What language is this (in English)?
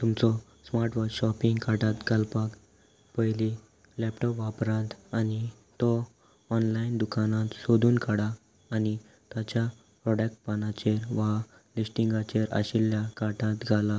Konkani